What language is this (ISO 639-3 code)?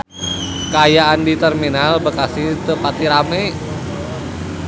sun